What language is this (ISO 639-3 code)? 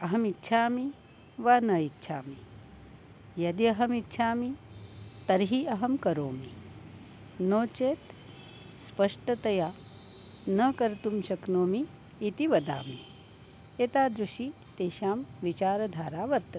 san